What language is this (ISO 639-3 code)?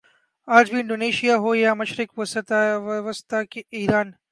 urd